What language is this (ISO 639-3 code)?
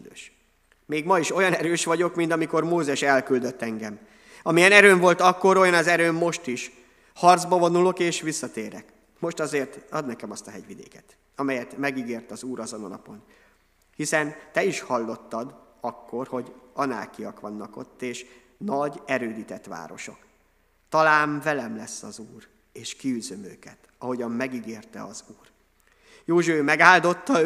hun